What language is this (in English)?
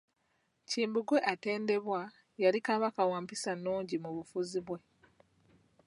Ganda